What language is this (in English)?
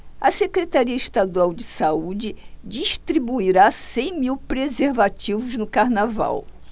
Portuguese